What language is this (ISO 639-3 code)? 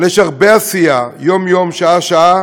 heb